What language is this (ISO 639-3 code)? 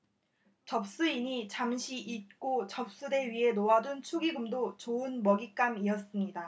kor